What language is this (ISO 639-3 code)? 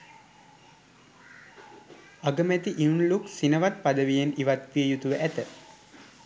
sin